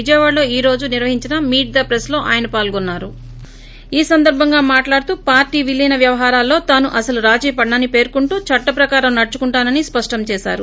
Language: Telugu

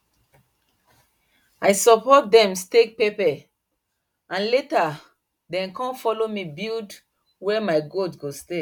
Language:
Nigerian Pidgin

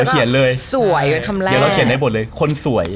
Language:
Thai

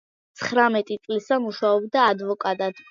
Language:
Georgian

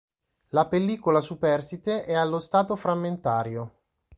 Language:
Italian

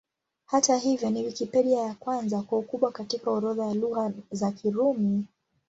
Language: Swahili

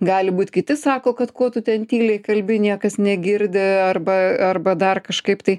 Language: Lithuanian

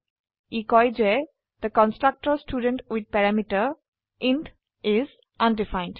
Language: Assamese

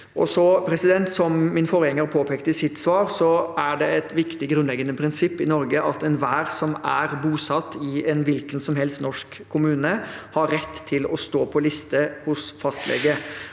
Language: Norwegian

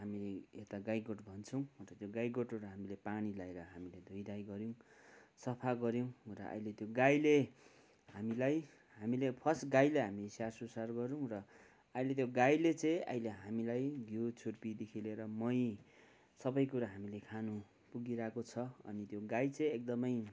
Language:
Nepali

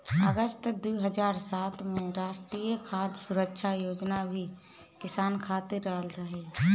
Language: Bhojpuri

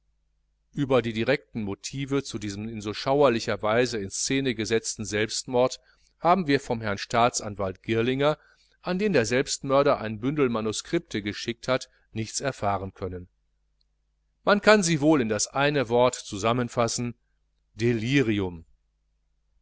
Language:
German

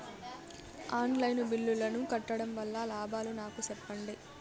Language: Telugu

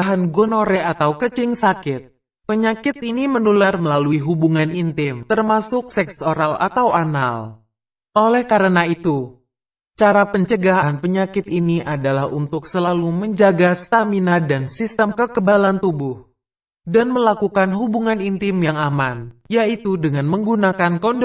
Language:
Indonesian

